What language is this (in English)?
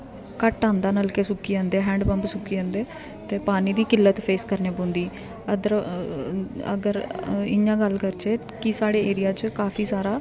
Dogri